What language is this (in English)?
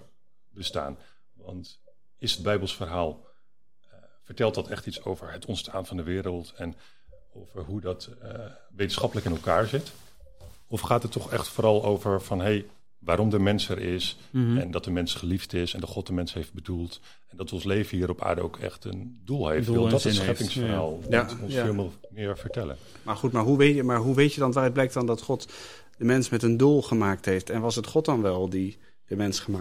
Dutch